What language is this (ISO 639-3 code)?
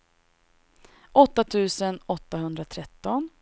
swe